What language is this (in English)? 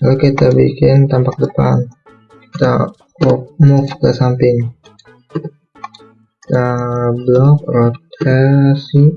Indonesian